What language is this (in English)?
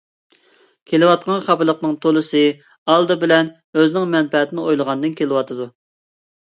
Uyghur